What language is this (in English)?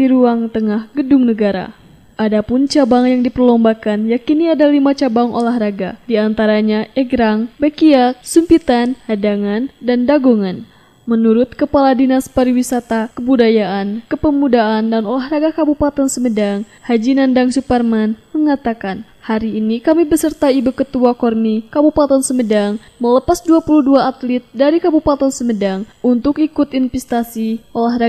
Indonesian